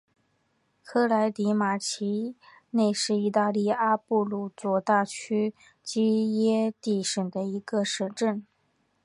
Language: Chinese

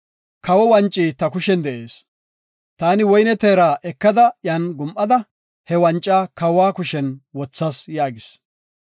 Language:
Gofa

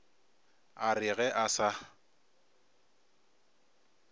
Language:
Northern Sotho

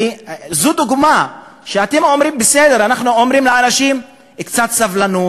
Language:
Hebrew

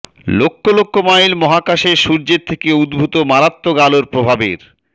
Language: Bangla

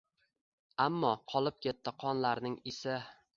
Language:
Uzbek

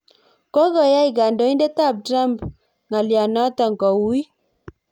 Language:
Kalenjin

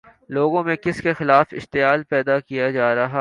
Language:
Urdu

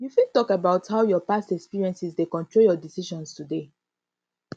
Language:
Nigerian Pidgin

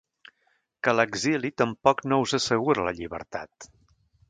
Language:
Catalan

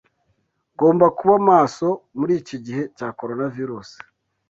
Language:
Kinyarwanda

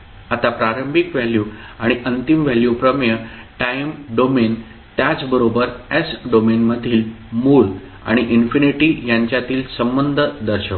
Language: Marathi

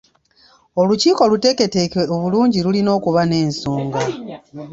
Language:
Ganda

